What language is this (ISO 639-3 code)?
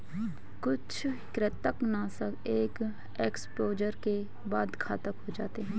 hin